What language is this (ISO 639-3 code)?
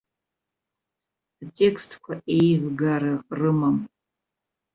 abk